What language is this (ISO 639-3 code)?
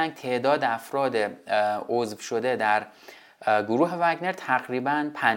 fas